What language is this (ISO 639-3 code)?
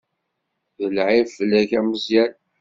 kab